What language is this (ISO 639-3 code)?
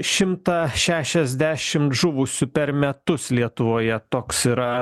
lit